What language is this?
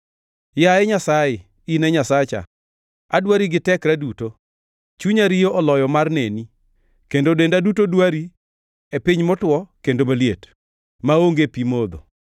Luo (Kenya and Tanzania)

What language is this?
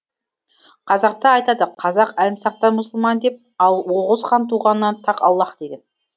Kazakh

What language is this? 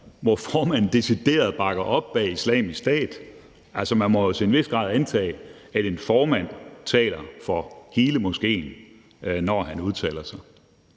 Danish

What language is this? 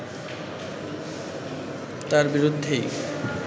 Bangla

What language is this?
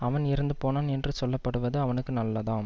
Tamil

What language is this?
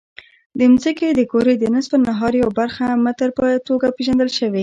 Pashto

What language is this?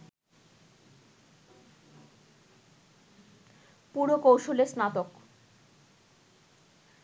Bangla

